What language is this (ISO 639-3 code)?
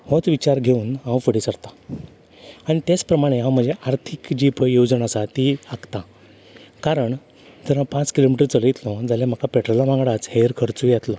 kok